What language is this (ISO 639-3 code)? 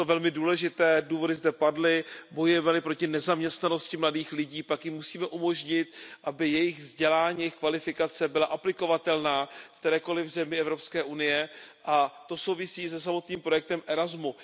ces